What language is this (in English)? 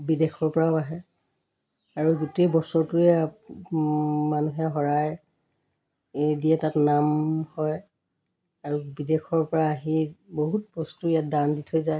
Assamese